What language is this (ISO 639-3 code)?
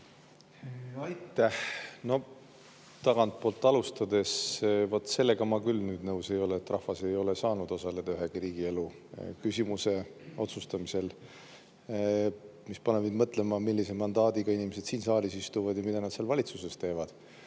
est